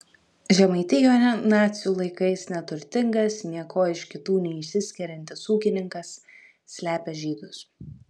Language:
Lithuanian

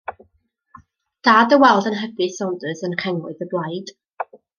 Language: Welsh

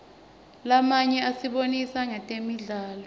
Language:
Swati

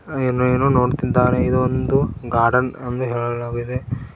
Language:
Kannada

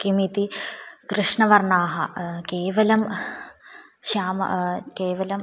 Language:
Sanskrit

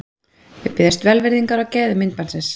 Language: Icelandic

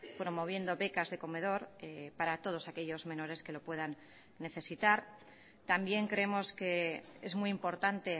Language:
Spanish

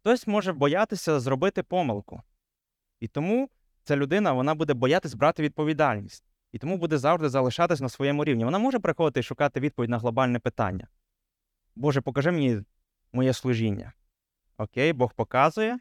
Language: Ukrainian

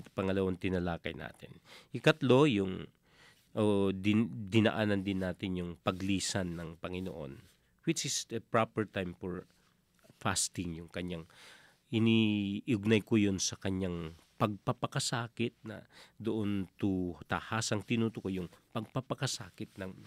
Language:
Filipino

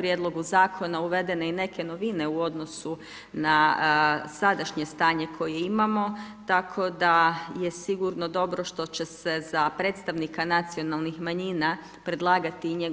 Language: Croatian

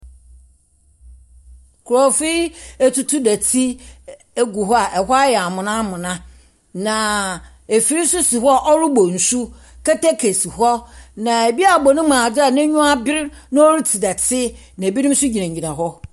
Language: Akan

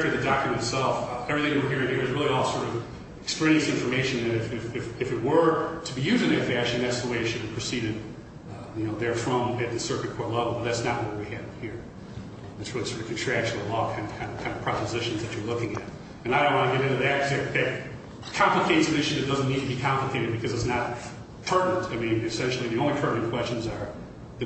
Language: English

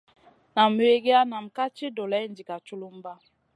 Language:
Masana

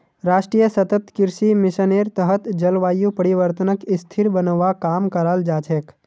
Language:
Magahi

